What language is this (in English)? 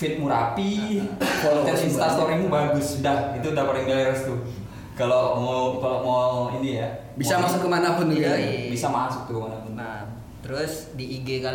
Indonesian